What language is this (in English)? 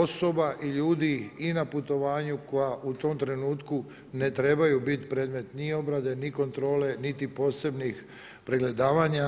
Croatian